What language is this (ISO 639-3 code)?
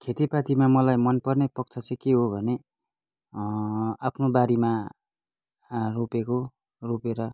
nep